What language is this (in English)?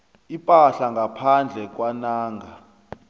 South Ndebele